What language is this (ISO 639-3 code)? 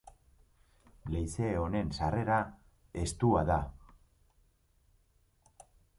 eus